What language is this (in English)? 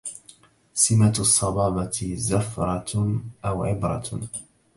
Arabic